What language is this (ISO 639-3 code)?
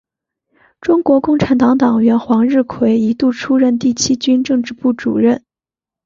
zho